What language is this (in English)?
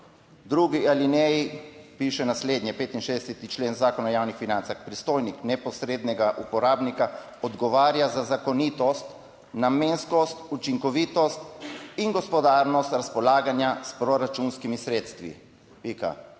Slovenian